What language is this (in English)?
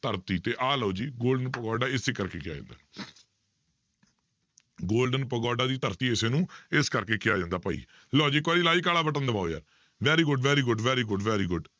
Punjabi